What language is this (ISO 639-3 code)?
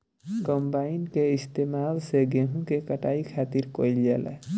bho